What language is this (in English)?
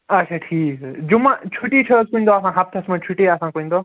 Kashmiri